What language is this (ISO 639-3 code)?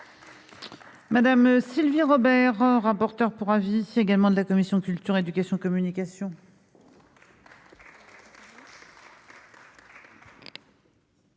fra